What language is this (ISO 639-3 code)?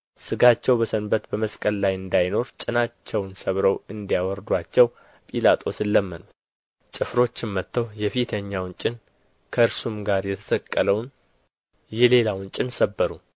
amh